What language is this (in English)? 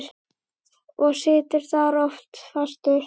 Icelandic